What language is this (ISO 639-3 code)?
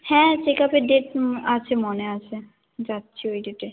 ben